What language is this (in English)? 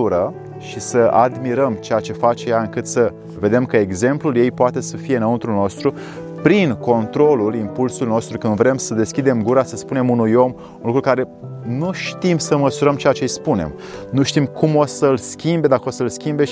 Romanian